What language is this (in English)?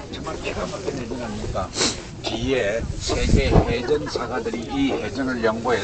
Korean